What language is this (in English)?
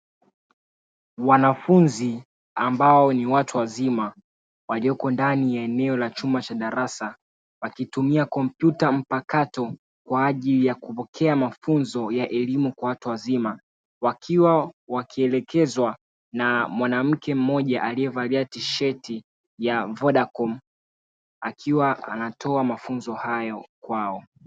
Swahili